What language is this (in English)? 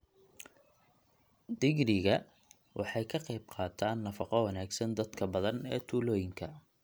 Somali